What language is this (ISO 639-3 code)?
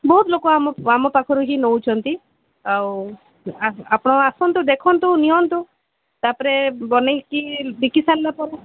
ori